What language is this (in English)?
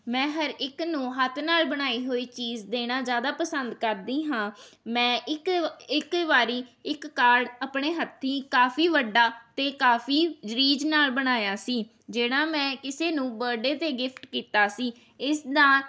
Punjabi